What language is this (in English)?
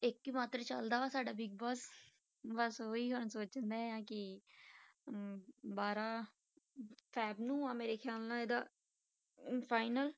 Punjabi